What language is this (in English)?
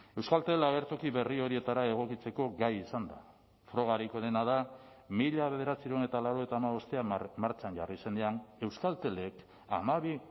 Basque